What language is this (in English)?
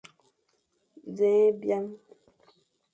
Fang